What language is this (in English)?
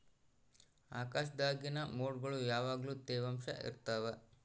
Kannada